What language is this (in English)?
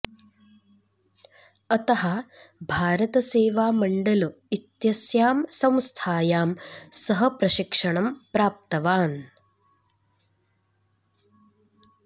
Sanskrit